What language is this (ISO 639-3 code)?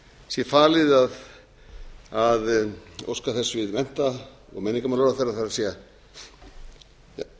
isl